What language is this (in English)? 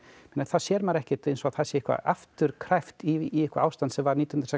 Icelandic